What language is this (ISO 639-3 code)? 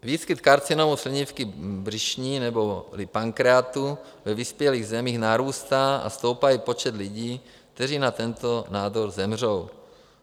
ces